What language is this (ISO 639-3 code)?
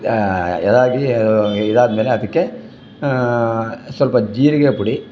kan